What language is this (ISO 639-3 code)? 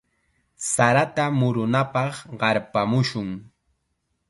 qxa